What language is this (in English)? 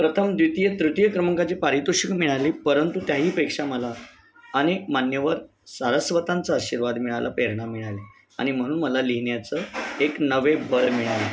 Marathi